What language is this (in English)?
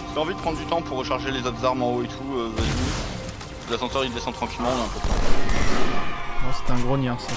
French